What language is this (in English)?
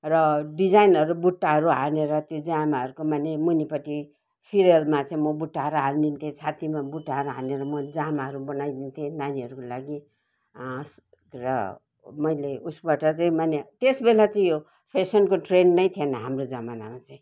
Nepali